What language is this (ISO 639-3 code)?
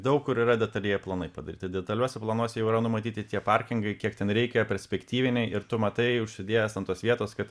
lit